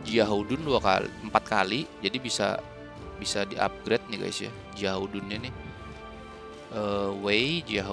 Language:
Indonesian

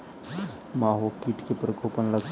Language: Maithili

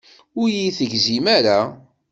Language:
Kabyle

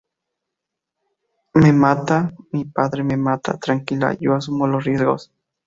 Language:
Spanish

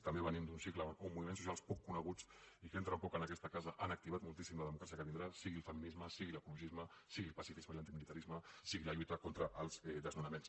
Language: Catalan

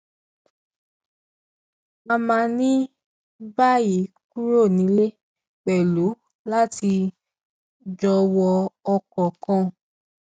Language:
Yoruba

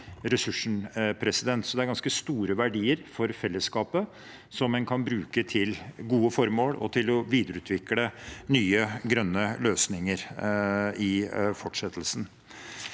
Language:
Norwegian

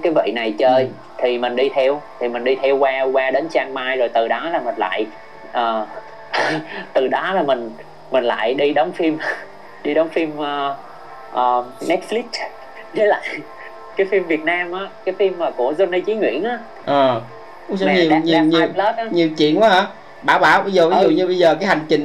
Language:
Vietnamese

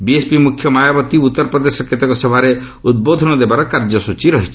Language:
Odia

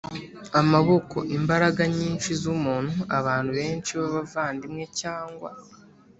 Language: Kinyarwanda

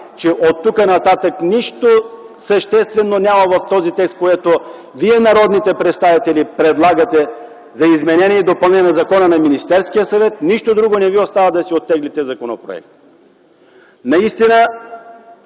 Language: Bulgarian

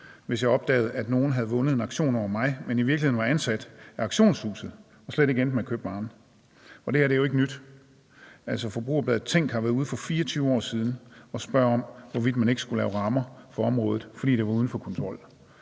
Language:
Danish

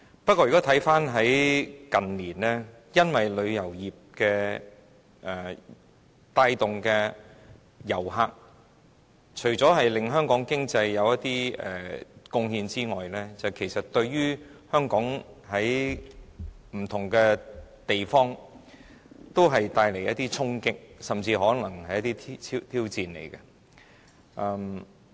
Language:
Cantonese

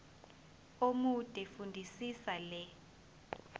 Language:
Zulu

